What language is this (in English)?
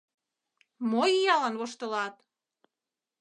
Mari